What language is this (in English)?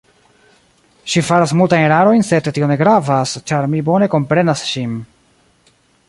Esperanto